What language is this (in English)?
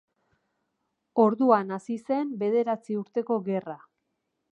Basque